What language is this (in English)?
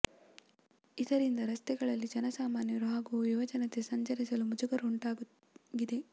Kannada